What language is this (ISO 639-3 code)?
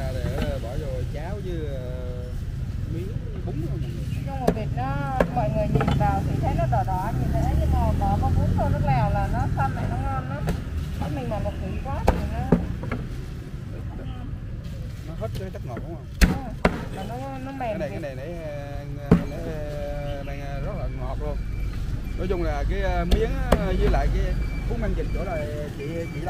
vie